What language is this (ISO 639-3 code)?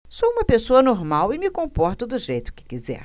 por